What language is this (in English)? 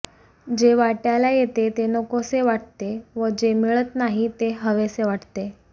Marathi